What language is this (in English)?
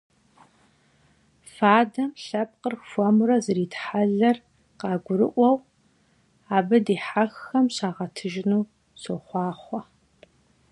Kabardian